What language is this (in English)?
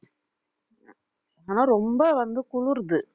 Tamil